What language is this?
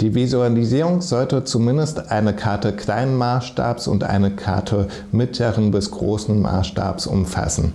German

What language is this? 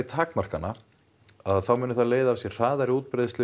Icelandic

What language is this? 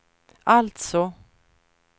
Swedish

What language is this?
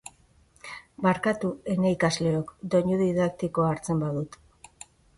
Basque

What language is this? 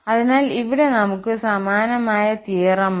Malayalam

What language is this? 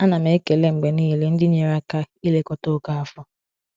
Igbo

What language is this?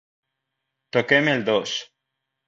Catalan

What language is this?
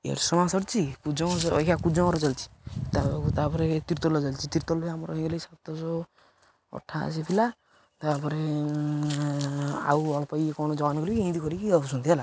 Odia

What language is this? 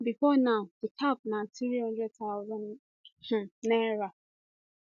Nigerian Pidgin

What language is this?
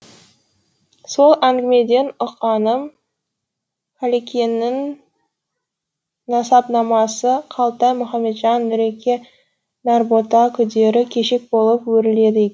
Kazakh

